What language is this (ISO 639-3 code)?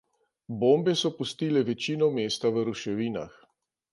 slv